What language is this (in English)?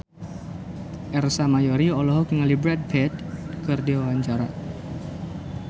Sundanese